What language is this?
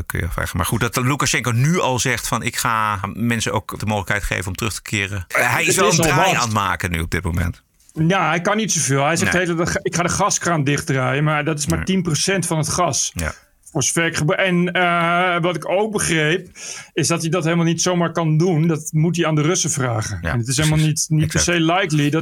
Dutch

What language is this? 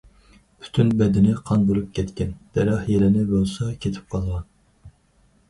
Uyghur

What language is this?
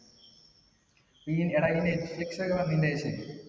Malayalam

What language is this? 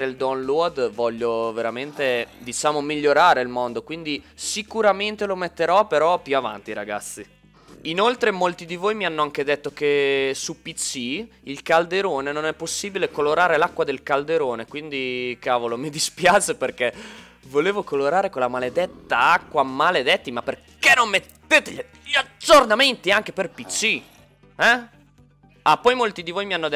Italian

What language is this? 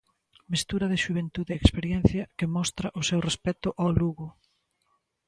Galician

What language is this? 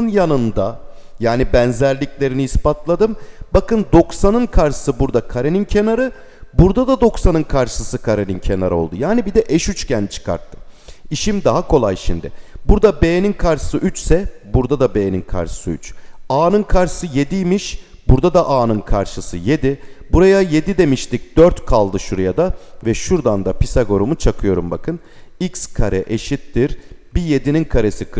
Turkish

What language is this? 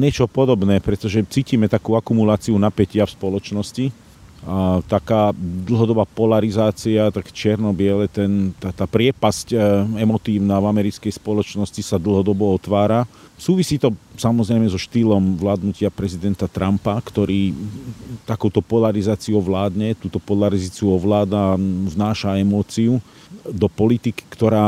Slovak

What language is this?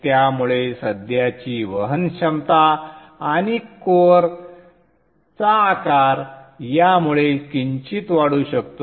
Marathi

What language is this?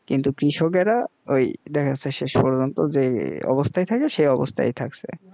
Bangla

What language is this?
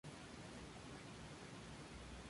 Spanish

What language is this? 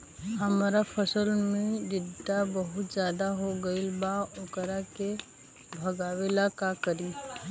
Bhojpuri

